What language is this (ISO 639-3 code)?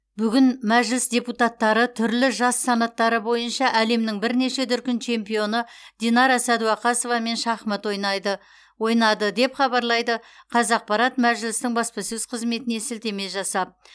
kaz